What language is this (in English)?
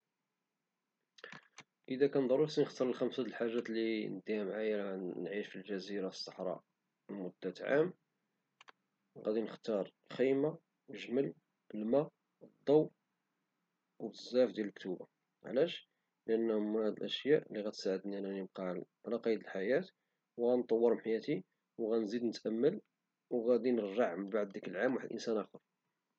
Moroccan Arabic